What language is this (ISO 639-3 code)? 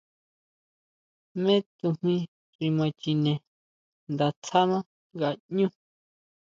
mau